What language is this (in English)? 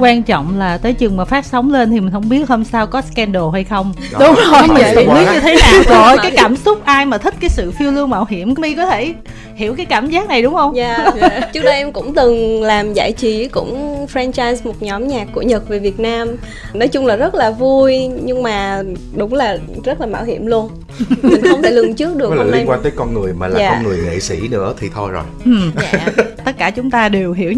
Vietnamese